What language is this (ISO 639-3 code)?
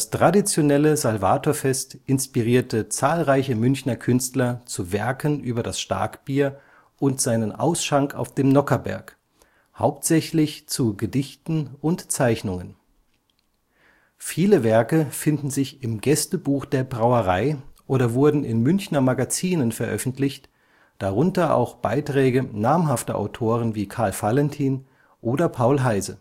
deu